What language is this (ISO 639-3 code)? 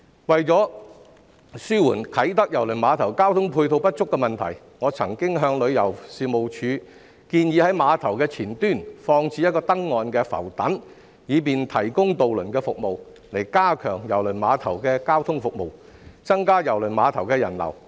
yue